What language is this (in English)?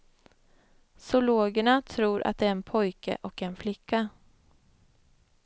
Swedish